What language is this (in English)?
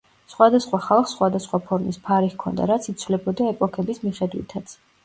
Georgian